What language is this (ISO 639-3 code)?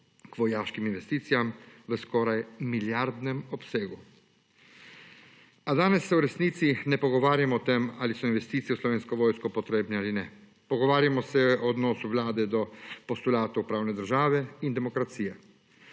slv